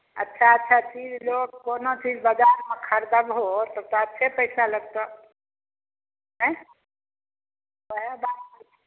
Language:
Maithili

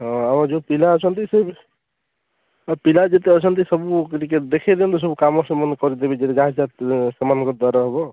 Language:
Odia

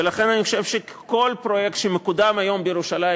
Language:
Hebrew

